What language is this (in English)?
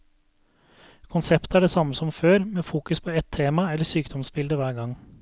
Norwegian